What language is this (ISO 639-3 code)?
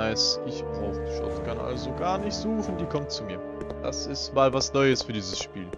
deu